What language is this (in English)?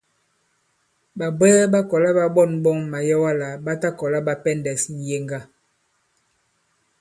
Bankon